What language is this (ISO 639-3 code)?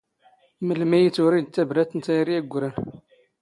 zgh